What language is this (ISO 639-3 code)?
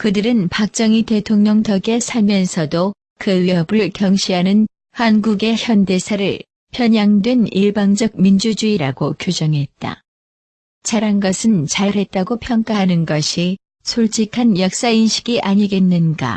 kor